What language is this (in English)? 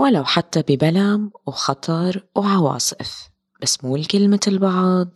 Arabic